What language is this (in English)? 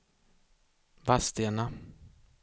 Swedish